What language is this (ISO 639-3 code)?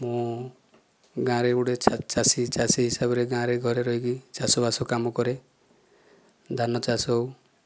ori